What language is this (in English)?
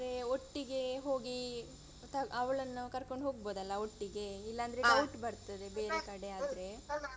Kannada